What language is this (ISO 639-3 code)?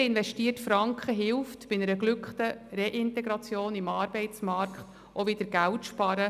gsw